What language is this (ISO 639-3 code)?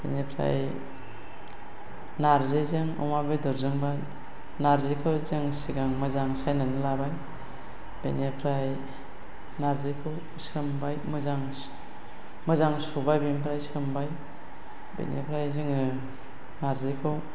brx